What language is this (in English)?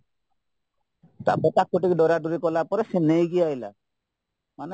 Odia